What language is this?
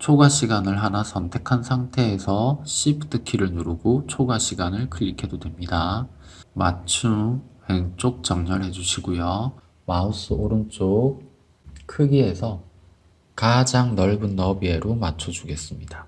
Korean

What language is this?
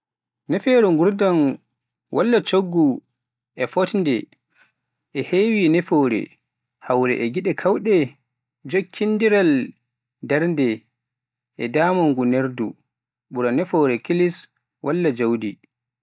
Pular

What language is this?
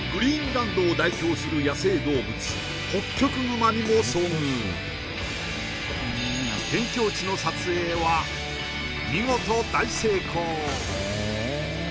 Japanese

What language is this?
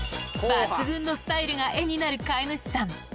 Japanese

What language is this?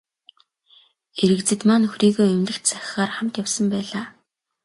Mongolian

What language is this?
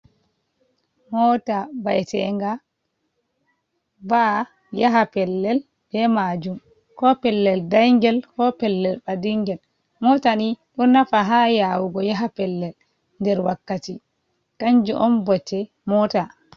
Fula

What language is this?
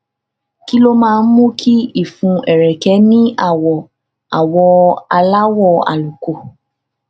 Yoruba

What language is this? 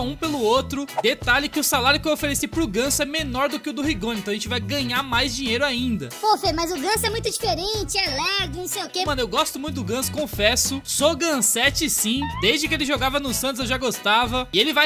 Portuguese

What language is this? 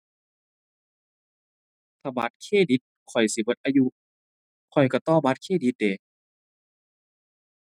Thai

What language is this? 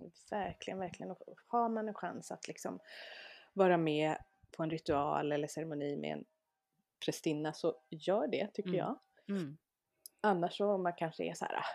Swedish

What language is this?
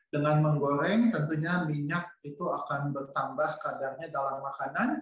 Indonesian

